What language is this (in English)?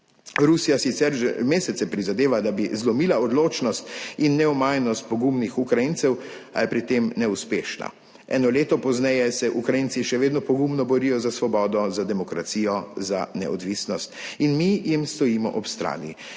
Slovenian